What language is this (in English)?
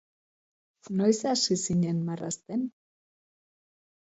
Basque